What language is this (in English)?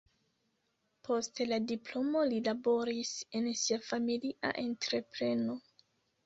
Esperanto